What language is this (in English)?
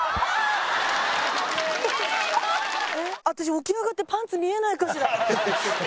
Japanese